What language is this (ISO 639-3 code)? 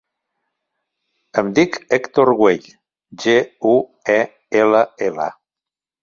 cat